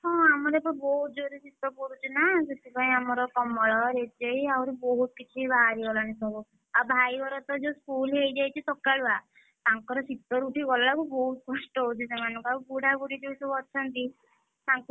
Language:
Odia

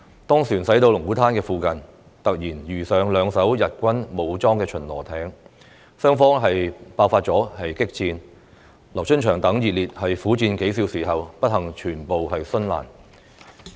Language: Cantonese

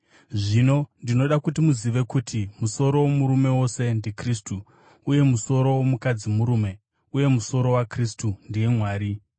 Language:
Shona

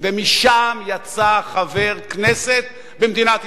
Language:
Hebrew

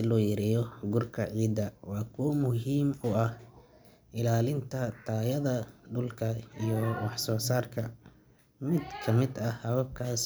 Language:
Somali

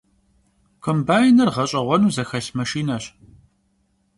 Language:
Kabardian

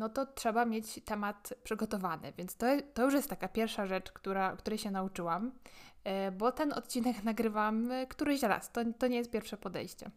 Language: Polish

